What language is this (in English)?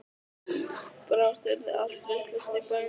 Icelandic